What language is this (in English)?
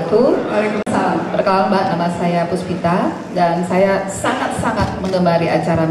Indonesian